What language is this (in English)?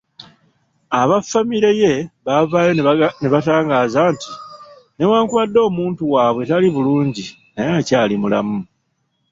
Ganda